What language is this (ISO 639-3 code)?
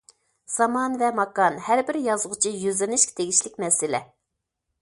uig